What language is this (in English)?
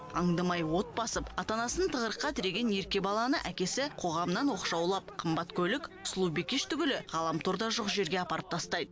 Kazakh